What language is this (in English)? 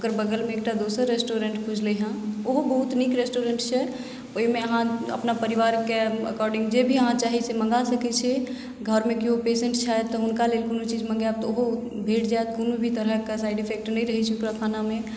Maithili